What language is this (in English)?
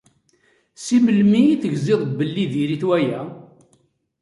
Kabyle